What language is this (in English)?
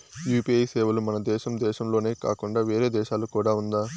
Telugu